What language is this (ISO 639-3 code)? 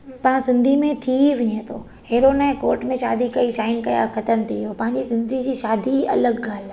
snd